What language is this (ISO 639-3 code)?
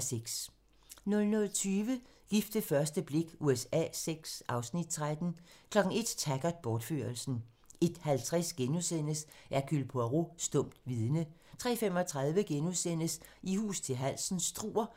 dan